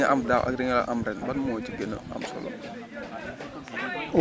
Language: Wolof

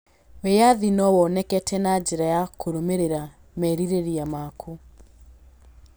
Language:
Kikuyu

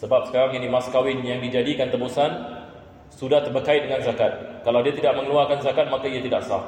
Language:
Malay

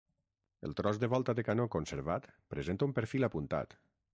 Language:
Catalan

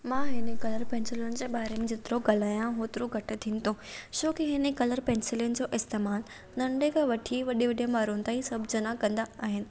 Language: Sindhi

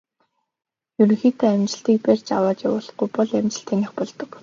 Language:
Mongolian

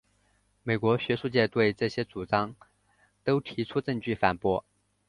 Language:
Chinese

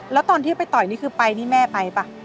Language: Thai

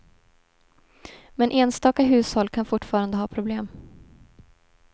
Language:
Swedish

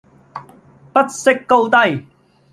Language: Cantonese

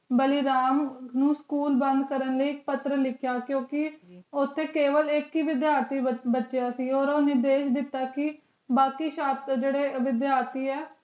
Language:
Punjabi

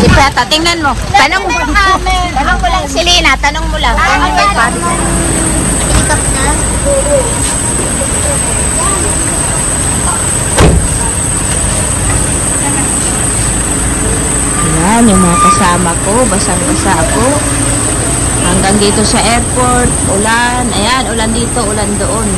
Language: Filipino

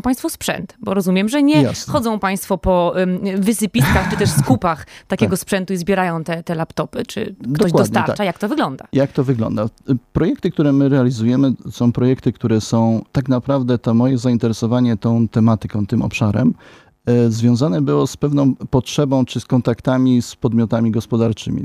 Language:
Polish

